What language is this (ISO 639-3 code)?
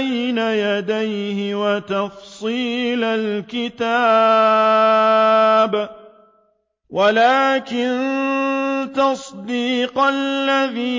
ara